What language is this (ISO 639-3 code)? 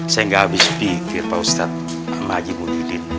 ind